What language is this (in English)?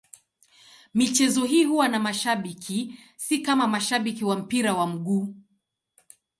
Swahili